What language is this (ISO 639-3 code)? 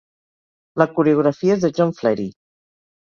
cat